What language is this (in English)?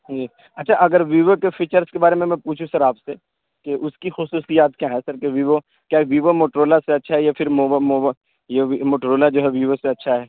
Urdu